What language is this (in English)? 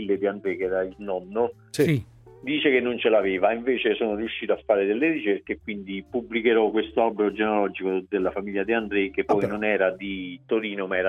Italian